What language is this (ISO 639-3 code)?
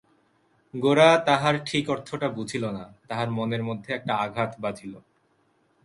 ben